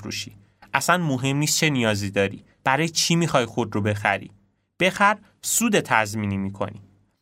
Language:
Persian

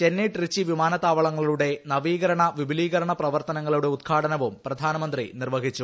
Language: Malayalam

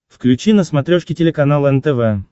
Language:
Russian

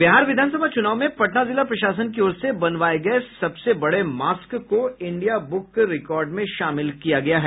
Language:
Hindi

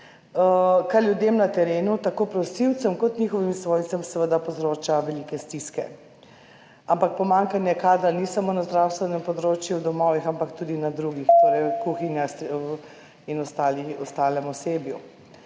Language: Slovenian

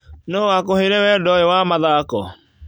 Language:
Kikuyu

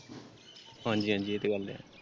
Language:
Punjabi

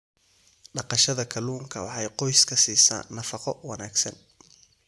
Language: Somali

